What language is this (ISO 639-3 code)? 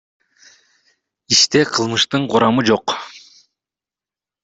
kir